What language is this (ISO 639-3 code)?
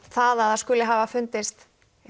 isl